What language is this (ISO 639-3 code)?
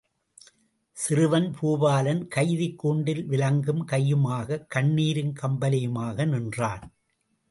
tam